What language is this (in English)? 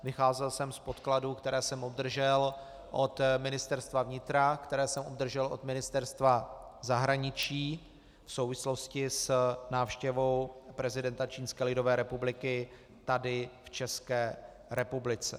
Czech